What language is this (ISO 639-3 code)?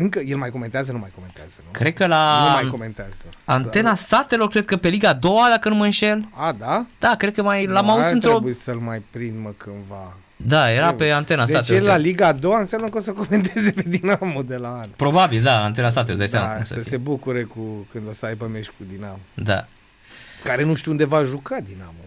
ron